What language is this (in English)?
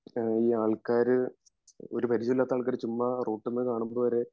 Malayalam